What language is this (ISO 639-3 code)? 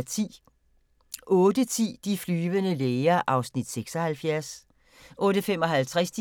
dan